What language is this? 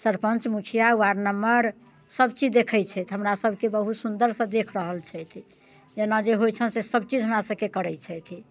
Maithili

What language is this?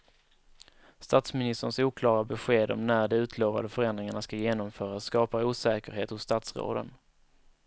Swedish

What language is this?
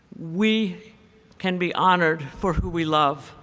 English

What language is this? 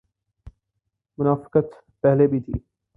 Urdu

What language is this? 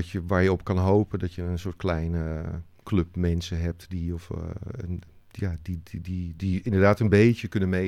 Dutch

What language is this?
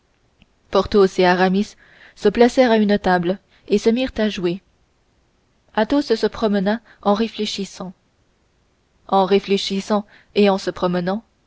French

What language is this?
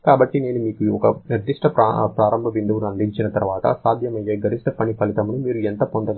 Telugu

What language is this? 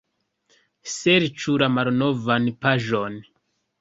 Esperanto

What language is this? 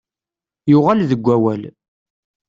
Kabyle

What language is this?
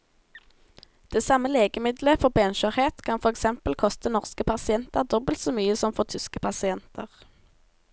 Norwegian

